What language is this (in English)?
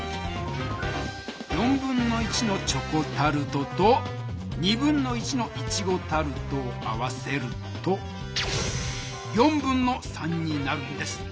Japanese